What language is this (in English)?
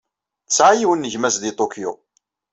Kabyle